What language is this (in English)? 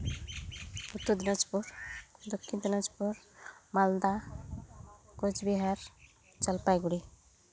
Santali